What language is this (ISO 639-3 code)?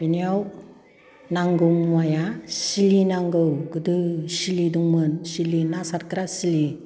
brx